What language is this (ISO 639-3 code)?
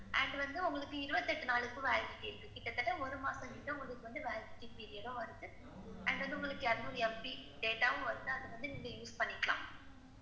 tam